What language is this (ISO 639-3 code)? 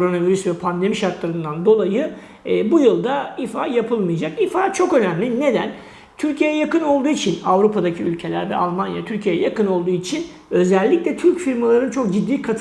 tur